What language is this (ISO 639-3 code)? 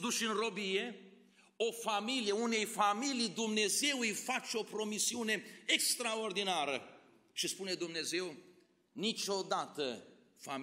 ron